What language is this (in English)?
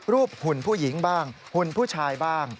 Thai